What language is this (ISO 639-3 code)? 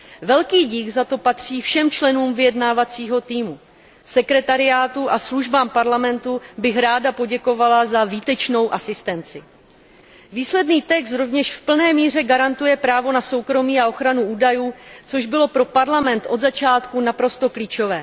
ces